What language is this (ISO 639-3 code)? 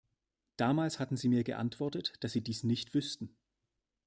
deu